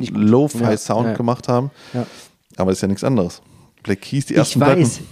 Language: German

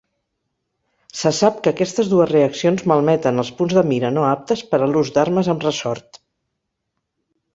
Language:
Catalan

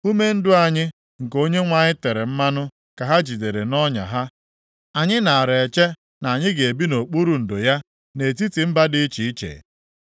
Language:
Igbo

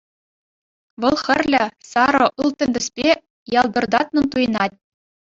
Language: Chuvash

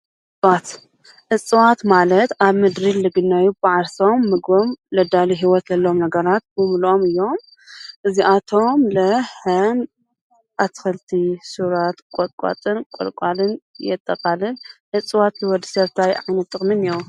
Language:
Tigrinya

